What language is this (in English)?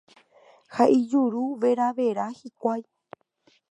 Guarani